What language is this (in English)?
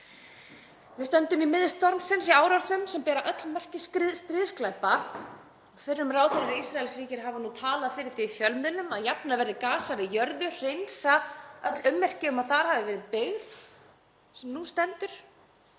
Icelandic